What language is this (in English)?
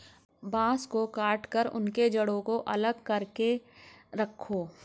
Hindi